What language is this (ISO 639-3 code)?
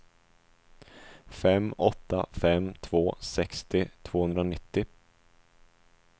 swe